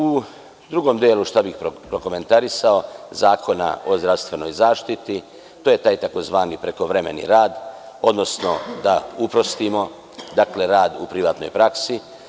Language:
Serbian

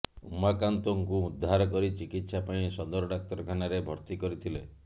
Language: Odia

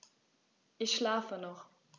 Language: German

